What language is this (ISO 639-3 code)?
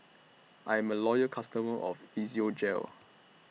eng